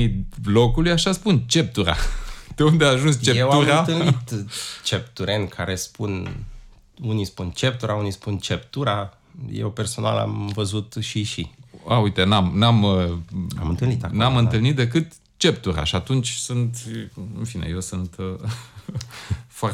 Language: Romanian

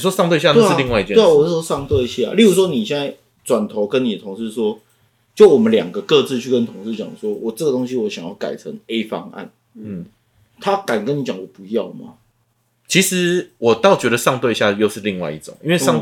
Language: Chinese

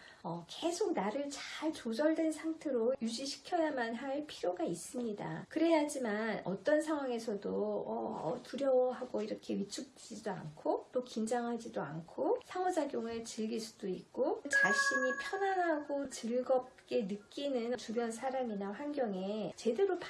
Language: Korean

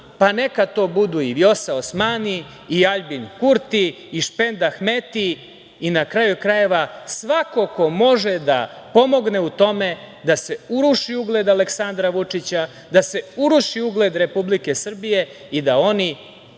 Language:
Serbian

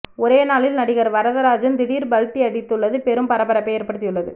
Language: Tamil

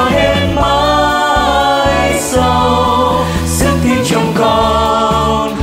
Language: Vietnamese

